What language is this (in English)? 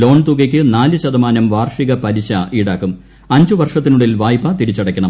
Malayalam